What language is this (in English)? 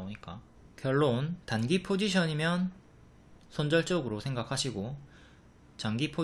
Korean